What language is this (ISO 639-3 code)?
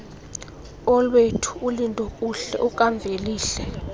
xho